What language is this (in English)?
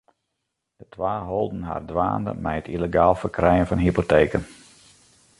Western Frisian